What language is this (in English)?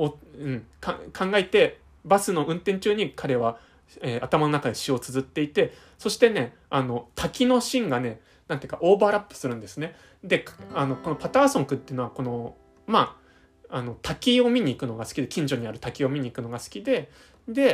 Japanese